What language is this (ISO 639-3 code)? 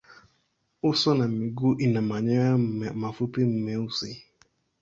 swa